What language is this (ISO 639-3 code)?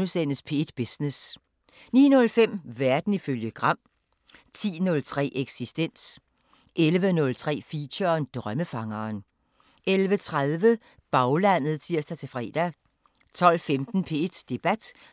dan